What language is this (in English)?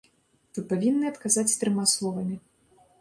Belarusian